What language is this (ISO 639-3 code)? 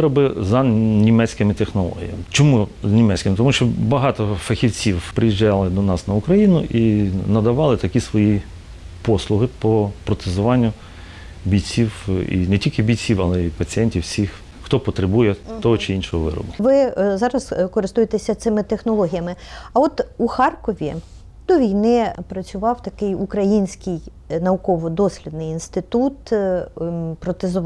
ukr